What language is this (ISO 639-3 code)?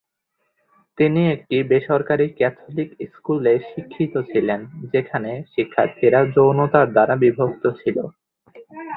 ben